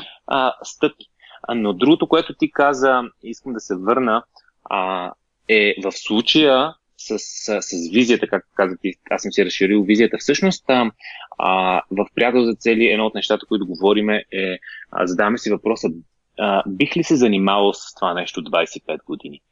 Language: Bulgarian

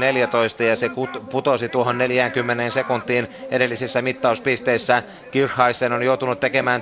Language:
Finnish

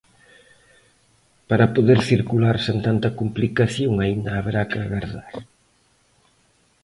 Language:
Galician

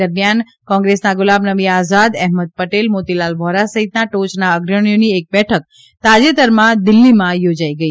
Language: Gujarati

